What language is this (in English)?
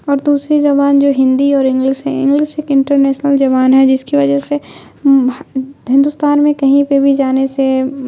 Urdu